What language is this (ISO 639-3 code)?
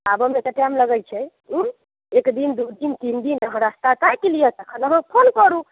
mai